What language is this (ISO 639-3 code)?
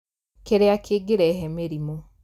kik